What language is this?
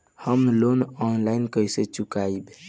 Bhojpuri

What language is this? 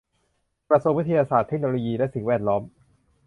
Thai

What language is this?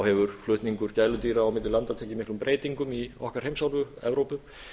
Icelandic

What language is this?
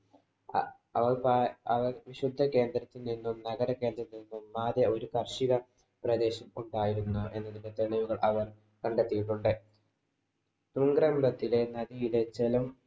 Malayalam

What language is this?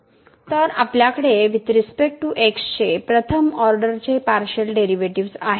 Marathi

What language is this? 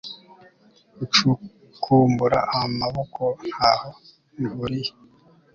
Kinyarwanda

